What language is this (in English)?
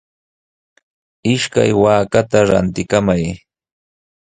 Sihuas Ancash Quechua